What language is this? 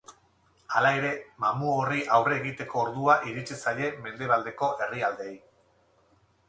Basque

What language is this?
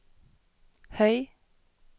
Norwegian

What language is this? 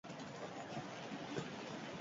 Basque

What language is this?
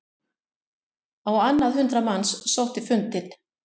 Icelandic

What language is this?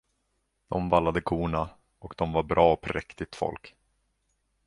Swedish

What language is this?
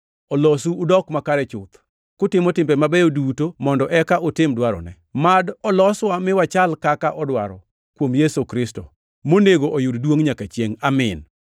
Luo (Kenya and Tanzania)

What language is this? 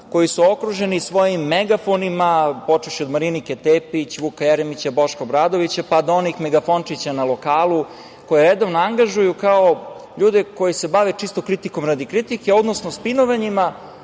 Serbian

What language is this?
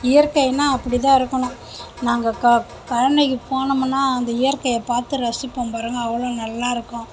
Tamil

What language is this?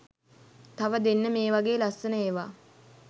Sinhala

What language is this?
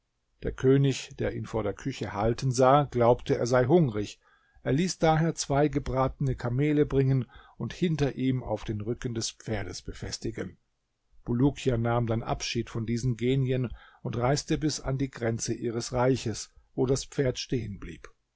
German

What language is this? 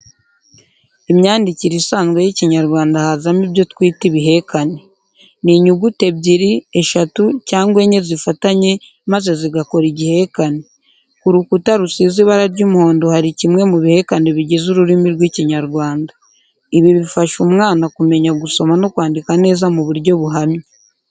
Kinyarwanda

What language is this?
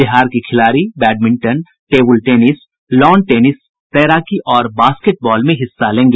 Hindi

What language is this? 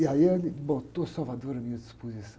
Portuguese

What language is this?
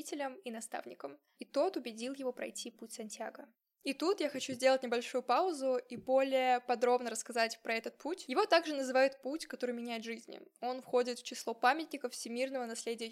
Russian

